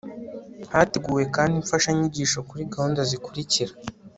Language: Kinyarwanda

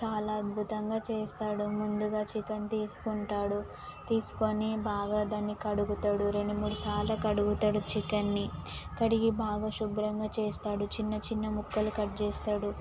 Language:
Telugu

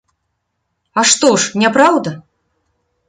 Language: Belarusian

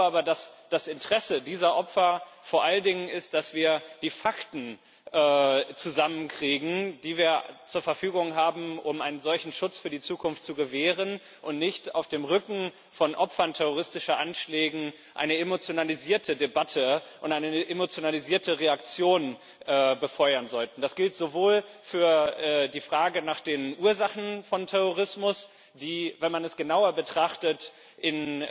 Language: German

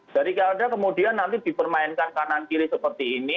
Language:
Indonesian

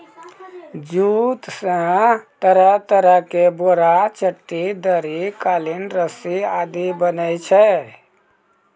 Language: Maithili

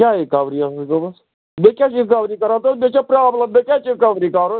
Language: Kashmiri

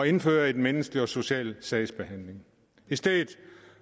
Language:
Danish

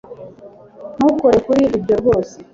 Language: Kinyarwanda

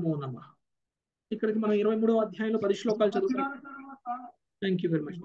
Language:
Telugu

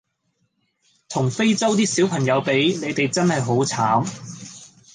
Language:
Cantonese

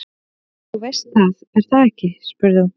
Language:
Icelandic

